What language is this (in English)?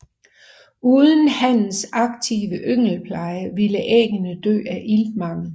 Danish